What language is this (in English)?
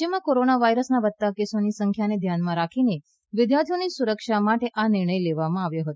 Gujarati